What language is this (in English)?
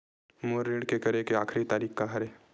Chhattisgarhi